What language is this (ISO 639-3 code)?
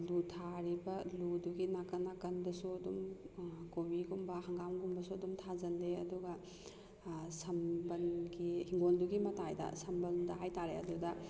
mni